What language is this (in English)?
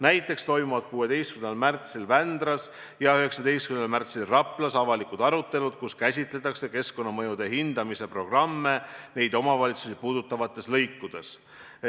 Estonian